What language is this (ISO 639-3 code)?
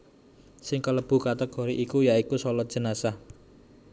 jav